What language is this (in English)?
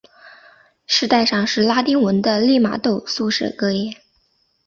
Chinese